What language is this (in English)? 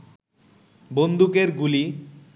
Bangla